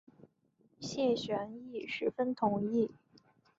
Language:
Chinese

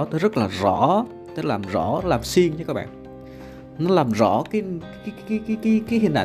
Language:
Vietnamese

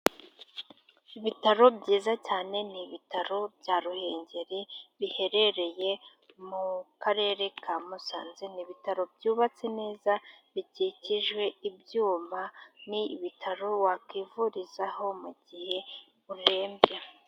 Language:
Kinyarwanda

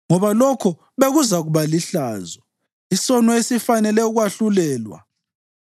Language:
North Ndebele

